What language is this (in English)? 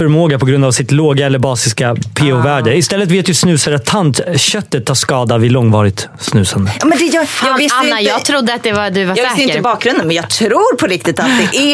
Swedish